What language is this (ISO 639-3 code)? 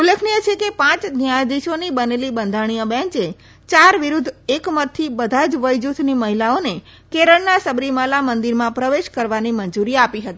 guj